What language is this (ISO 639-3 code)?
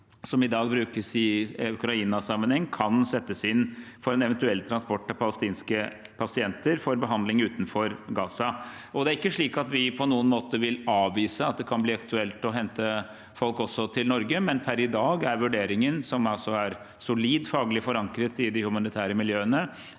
nor